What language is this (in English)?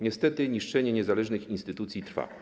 Polish